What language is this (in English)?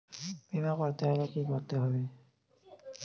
Bangla